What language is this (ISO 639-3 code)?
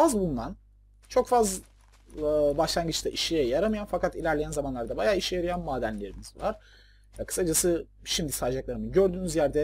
tur